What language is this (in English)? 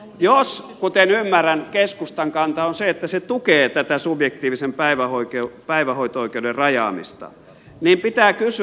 Finnish